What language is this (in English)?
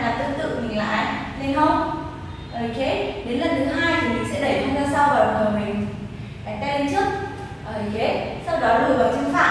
Vietnamese